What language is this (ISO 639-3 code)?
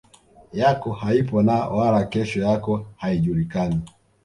swa